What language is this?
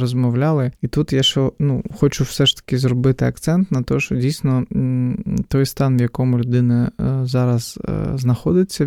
Ukrainian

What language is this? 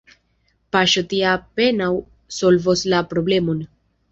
Esperanto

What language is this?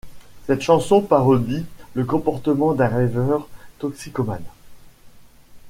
French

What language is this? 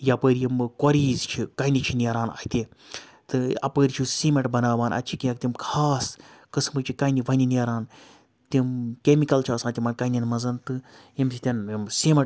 Kashmiri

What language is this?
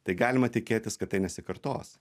Lithuanian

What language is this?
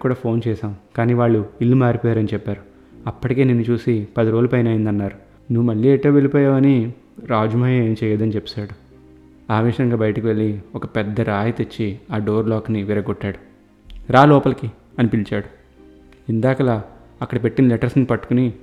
Telugu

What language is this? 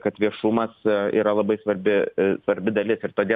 Lithuanian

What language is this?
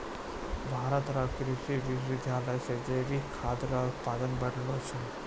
Maithili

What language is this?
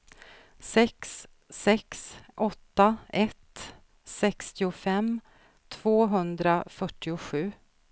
Swedish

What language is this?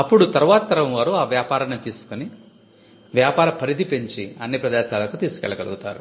Telugu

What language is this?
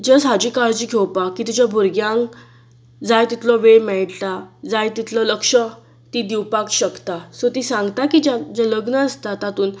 Konkani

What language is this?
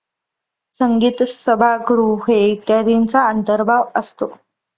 Marathi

